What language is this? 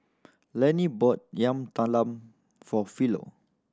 English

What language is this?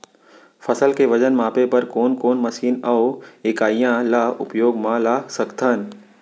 Chhattisgarhi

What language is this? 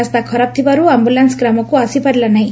Odia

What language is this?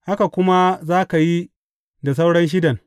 Hausa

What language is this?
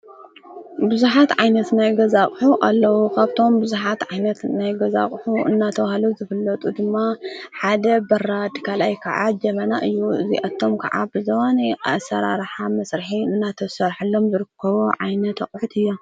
Tigrinya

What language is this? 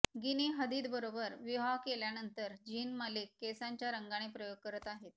Marathi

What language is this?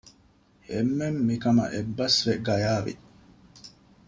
Divehi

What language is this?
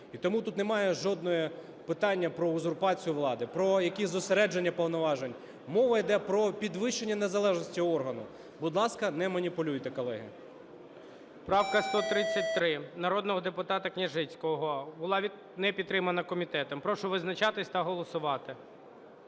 Ukrainian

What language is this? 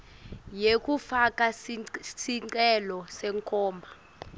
Swati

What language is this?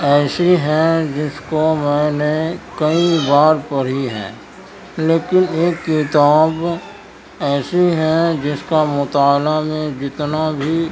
Urdu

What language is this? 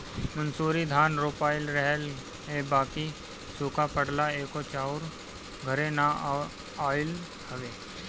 Bhojpuri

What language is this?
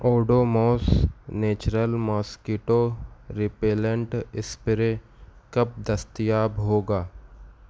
Urdu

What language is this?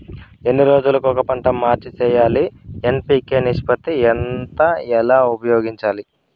Telugu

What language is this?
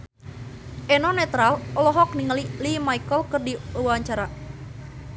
Sundanese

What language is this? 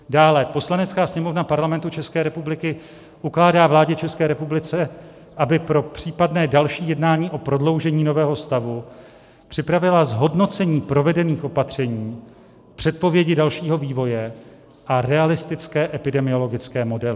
Czech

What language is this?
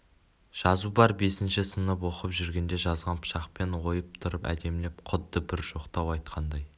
Kazakh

